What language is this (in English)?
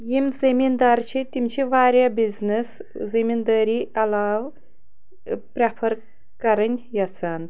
Kashmiri